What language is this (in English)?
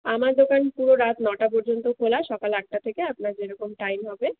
Bangla